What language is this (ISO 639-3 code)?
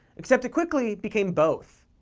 eng